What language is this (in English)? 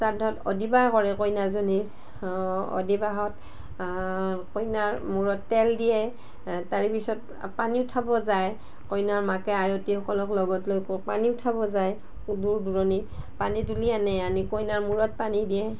Assamese